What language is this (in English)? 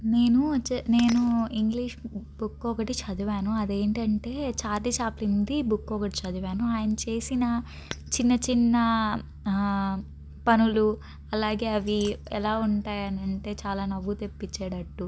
Telugu